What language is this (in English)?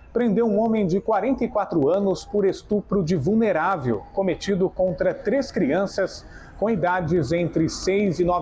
Portuguese